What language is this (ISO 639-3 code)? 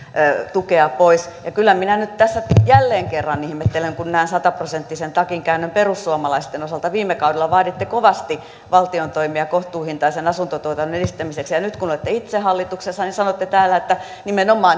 fin